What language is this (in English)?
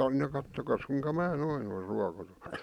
Finnish